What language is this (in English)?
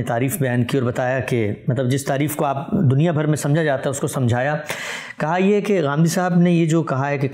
Urdu